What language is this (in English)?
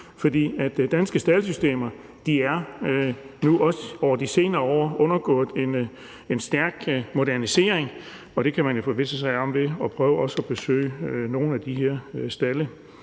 Danish